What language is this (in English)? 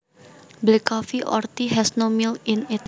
Javanese